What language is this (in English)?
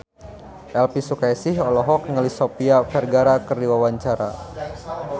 Sundanese